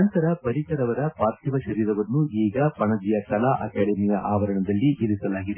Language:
Kannada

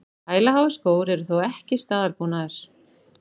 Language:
Icelandic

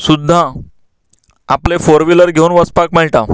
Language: Konkani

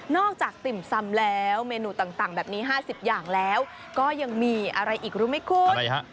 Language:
Thai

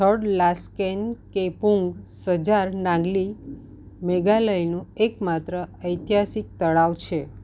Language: Gujarati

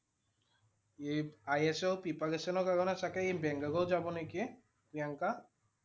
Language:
Assamese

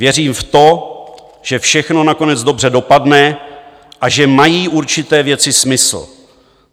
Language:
Czech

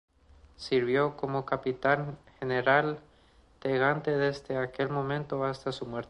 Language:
Spanish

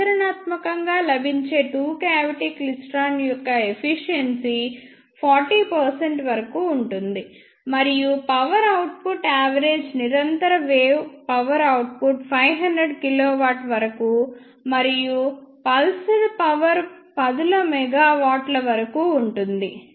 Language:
Telugu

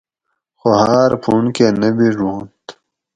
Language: Gawri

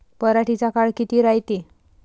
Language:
Marathi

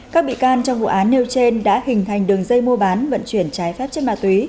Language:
Vietnamese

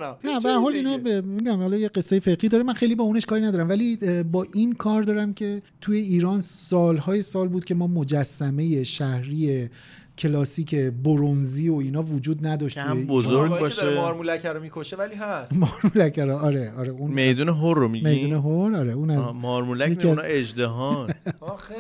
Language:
Persian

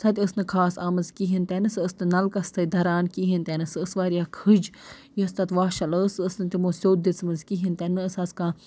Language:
Kashmiri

